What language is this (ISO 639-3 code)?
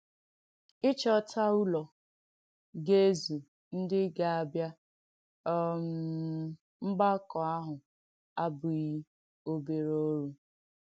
ibo